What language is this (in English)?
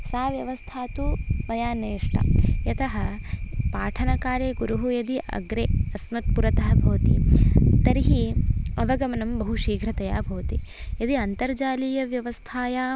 Sanskrit